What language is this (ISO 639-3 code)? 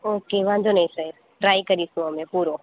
guj